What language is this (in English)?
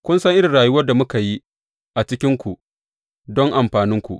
Hausa